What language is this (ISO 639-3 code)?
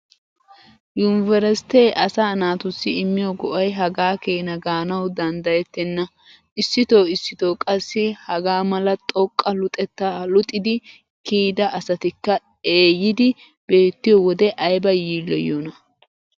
wal